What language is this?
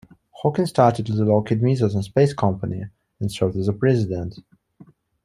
English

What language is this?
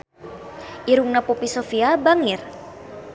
Sundanese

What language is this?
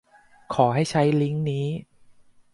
Thai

